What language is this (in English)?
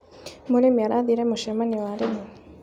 Kikuyu